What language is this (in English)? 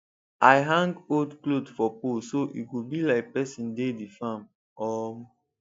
Nigerian Pidgin